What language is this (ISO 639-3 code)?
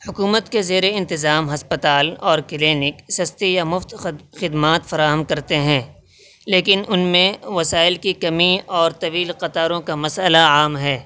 urd